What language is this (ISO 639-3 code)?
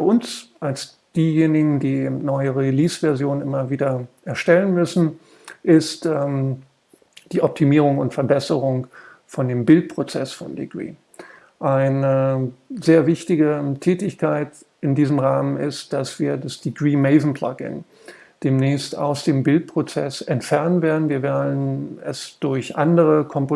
deu